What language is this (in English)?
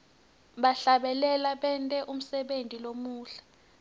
Swati